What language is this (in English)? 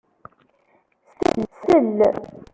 Kabyle